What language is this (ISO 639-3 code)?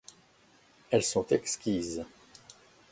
fra